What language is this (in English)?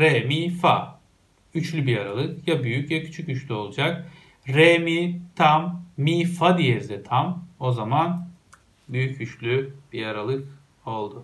Turkish